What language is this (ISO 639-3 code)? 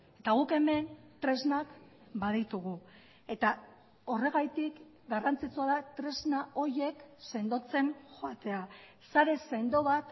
eus